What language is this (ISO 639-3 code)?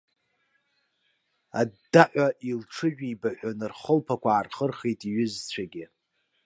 abk